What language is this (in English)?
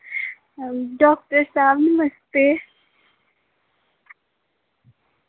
Dogri